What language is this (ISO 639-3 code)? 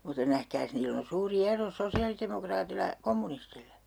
fin